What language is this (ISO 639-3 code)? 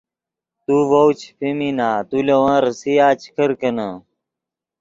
ydg